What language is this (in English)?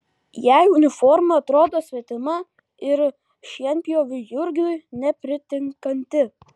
Lithuanian